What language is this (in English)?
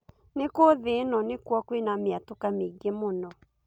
Kikuyu